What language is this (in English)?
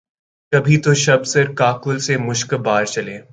Urdu